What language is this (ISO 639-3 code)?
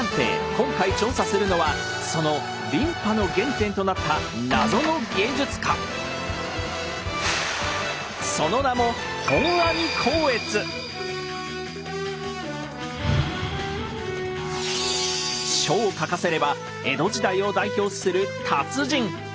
jpn